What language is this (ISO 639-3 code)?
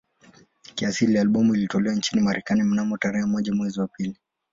swa